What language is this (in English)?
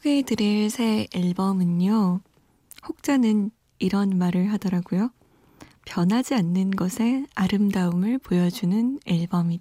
Korean